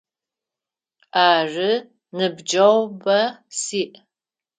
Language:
Adyghe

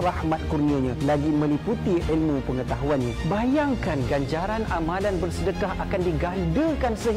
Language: Malay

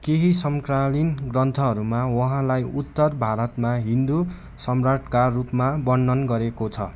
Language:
Nepali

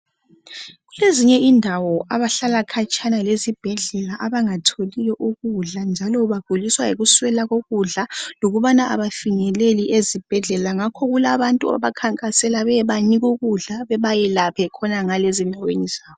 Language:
North Ndebele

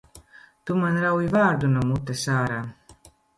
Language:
Latvian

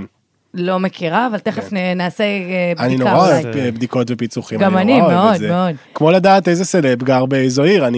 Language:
Hebrew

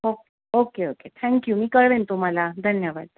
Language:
Marathi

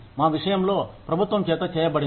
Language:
Telugu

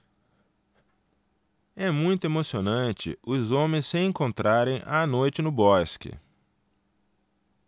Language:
Portuguese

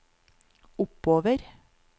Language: Norwegian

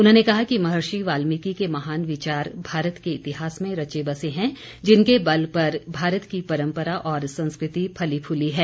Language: Hindi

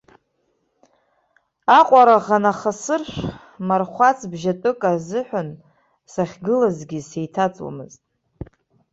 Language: Abkhazian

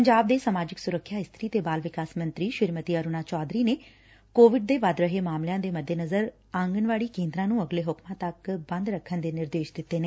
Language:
Punjabi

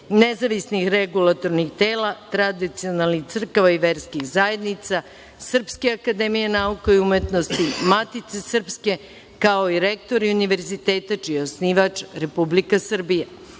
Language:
Serbian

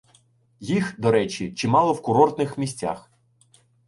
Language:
Ukrainian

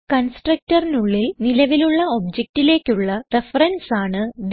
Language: Malayalam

